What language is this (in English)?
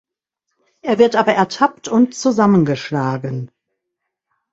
German